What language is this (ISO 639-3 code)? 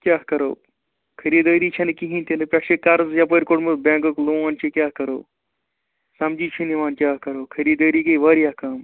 kas